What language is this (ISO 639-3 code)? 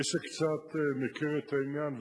heb